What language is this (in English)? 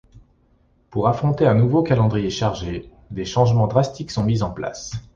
French